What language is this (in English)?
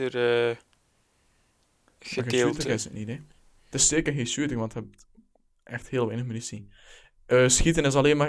Dutch